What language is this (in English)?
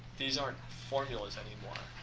English